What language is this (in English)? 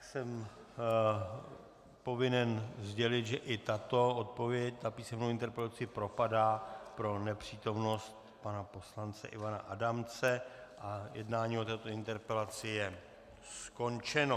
Czech